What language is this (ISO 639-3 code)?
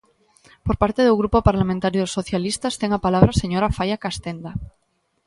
glg